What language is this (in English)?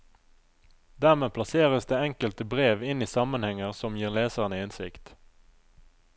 Norwegian